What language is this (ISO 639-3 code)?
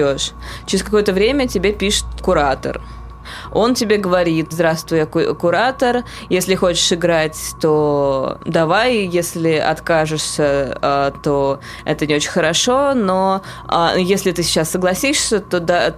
rus